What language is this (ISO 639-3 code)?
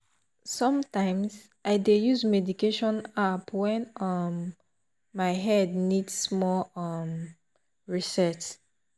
pcm